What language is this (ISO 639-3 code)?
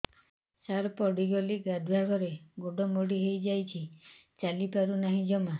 ori